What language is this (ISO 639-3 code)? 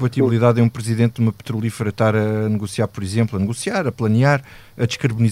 por